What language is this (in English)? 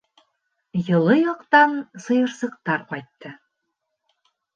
Bashkir